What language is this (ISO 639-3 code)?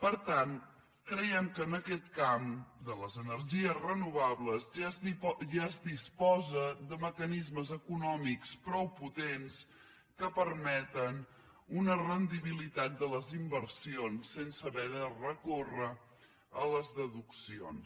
cat